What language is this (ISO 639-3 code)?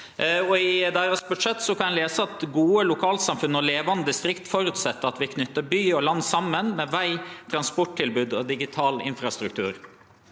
nor